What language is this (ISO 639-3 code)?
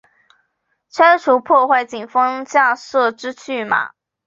zho